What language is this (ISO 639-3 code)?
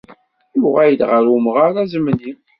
kab